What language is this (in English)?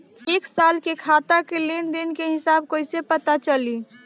Bhojpuri